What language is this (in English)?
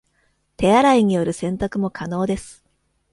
Japanese